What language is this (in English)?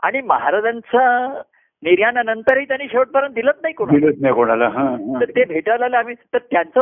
Marathi